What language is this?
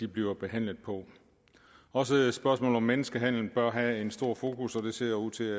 Danish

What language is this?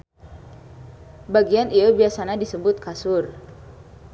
Sundanese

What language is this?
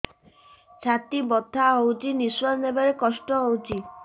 Odia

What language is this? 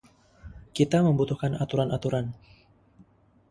Indonesian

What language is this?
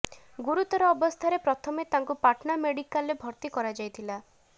Odia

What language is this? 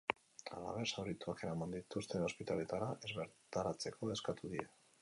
Basque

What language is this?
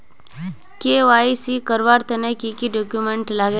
Magahi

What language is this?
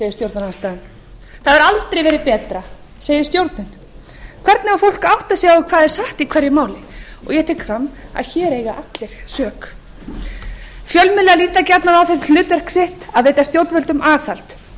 Icelandic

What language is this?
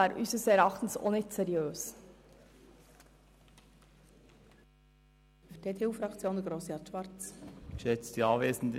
Swiss German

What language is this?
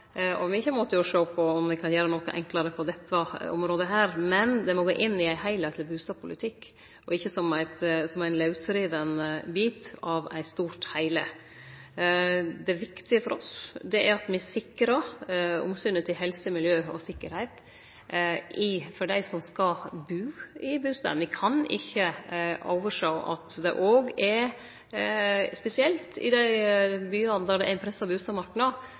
Norwegian Nynorsk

